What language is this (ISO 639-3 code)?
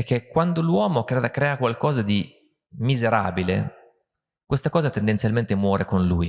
ita